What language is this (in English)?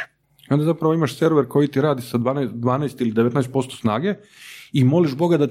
Croatian